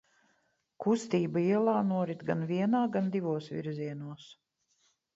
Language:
Latvian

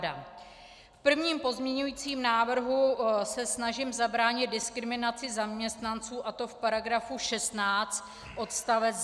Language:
Czech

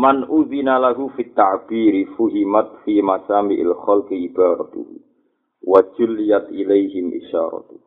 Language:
Indonesian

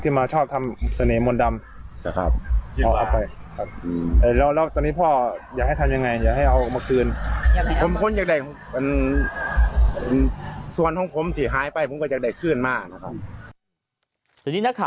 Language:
Thai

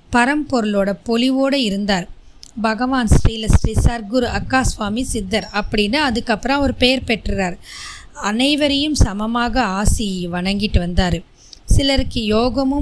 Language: Tamil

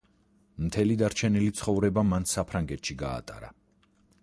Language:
Georgian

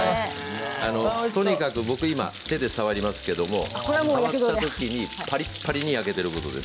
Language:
Japanese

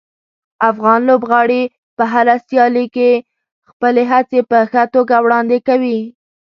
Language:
Pashto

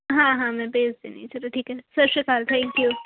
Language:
Punjabi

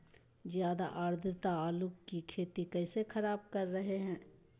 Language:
Magahi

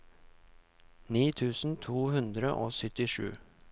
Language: Norwegian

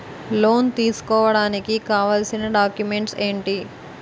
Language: Telugu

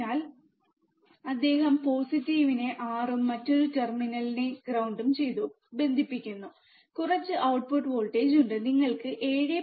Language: Malayalam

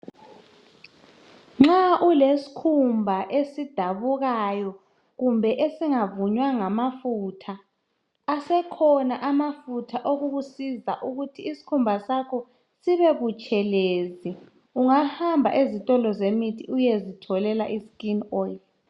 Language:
North Ndebele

